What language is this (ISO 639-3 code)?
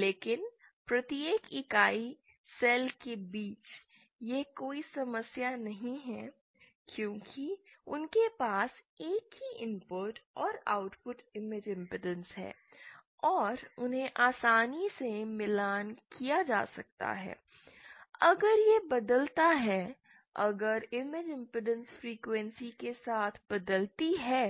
hin